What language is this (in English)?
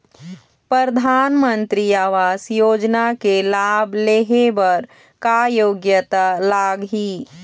Chhattisgarhi